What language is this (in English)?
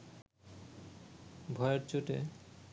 Bangla